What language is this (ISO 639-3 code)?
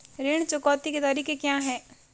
hin